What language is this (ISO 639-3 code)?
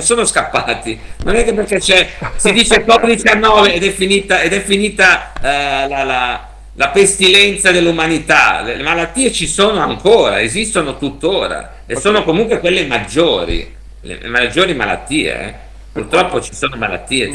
ita